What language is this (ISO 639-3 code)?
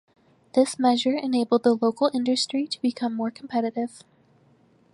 eng